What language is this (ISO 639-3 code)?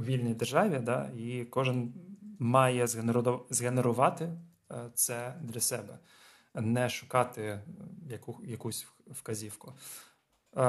ukr